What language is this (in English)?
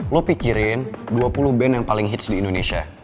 Indonesian